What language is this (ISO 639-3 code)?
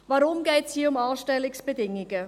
gsw